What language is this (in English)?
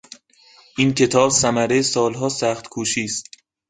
Persian